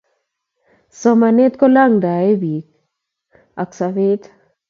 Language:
Kalenjin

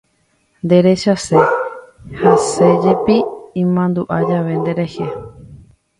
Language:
Guarani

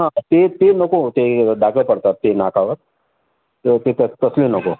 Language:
Marathi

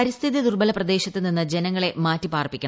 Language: Malayalam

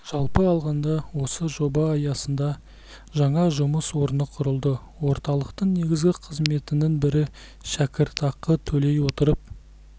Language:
Kazakh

